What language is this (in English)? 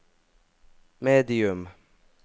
Norwegian